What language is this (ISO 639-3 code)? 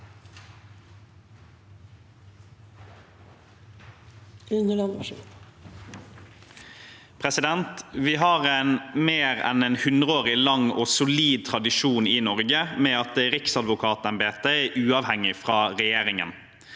nor